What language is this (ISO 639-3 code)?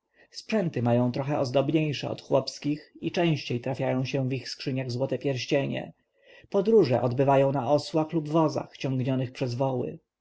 pol